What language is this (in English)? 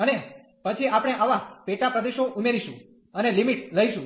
Gujarati